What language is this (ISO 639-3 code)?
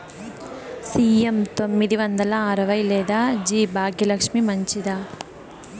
tel